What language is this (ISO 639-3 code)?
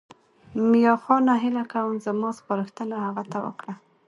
pus